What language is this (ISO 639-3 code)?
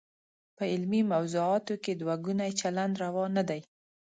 pus